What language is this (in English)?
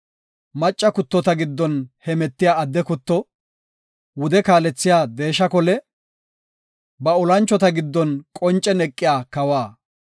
Gofa